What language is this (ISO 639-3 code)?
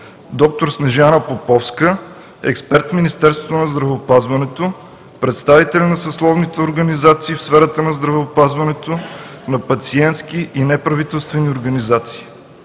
bul